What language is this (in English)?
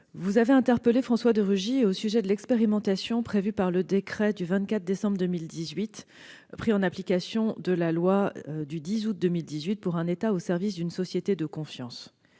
French